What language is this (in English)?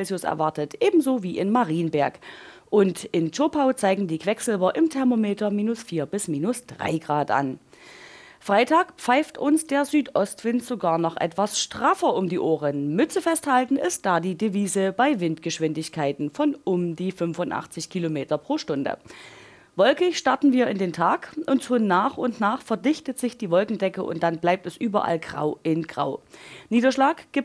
German